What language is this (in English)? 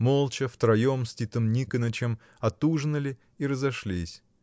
Russian